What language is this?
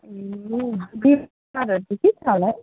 Nepali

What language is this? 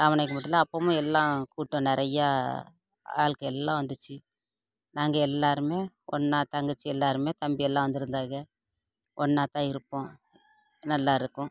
Tamil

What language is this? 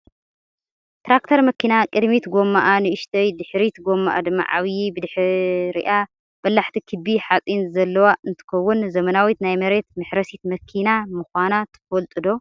Tigrinya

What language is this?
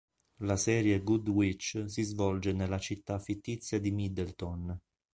Italian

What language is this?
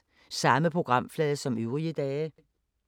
Danish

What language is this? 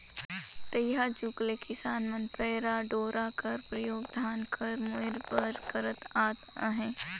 Chhattisgarhi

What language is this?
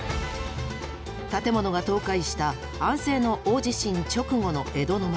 Japanese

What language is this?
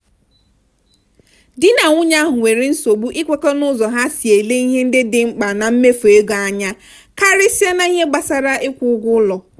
Igbo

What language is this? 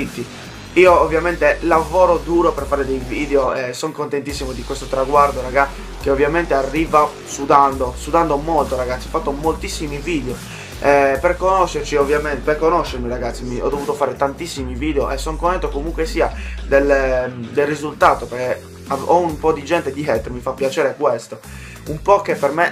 Italian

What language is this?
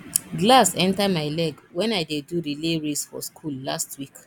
Nigerian Pidgin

